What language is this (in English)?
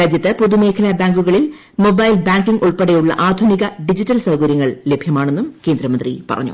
Malayalam